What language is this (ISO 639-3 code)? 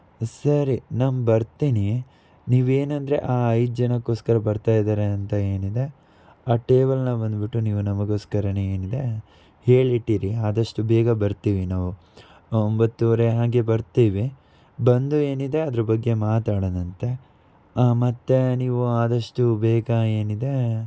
kan